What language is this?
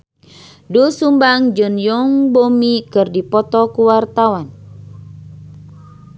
Sundanese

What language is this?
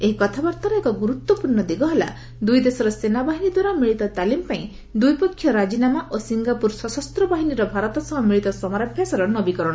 Odia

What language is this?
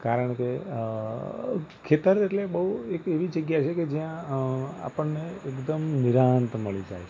Gujarati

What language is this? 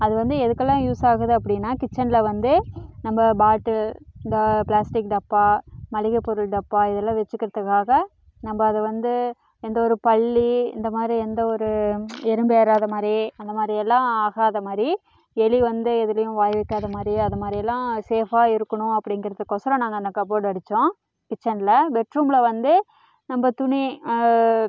Tamil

